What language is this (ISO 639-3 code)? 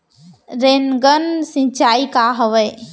hne